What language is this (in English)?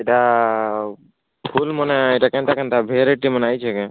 Odia